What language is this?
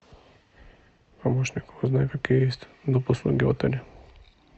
Russian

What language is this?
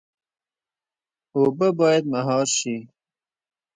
Pashto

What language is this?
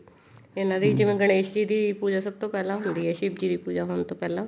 Punjabi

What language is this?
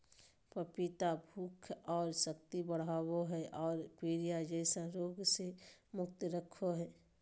Magahi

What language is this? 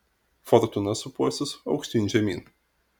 Lithuanian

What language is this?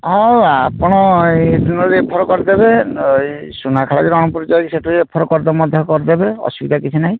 Odia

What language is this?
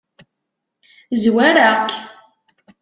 Kabyle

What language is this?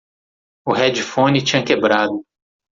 Portuguese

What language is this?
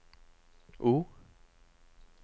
Norwegian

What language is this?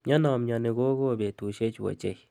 Kalenjin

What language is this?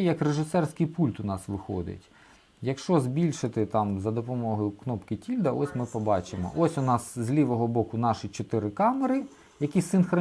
Ukrainian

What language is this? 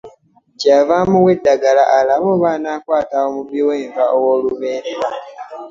Ganda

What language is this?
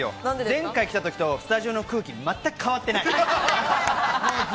Japanese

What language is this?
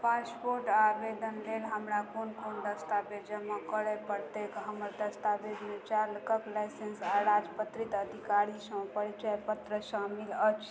Maithili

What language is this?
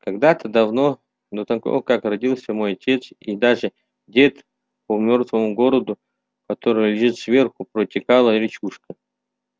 Russian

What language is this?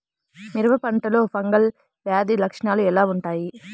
Telugu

